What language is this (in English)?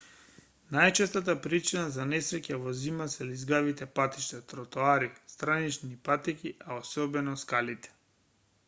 Macedonian